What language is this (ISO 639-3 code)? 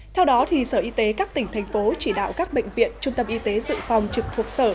vie